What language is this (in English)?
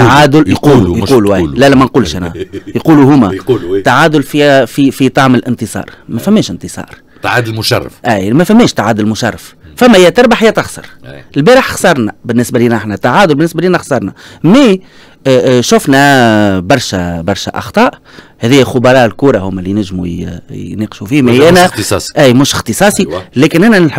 Arabic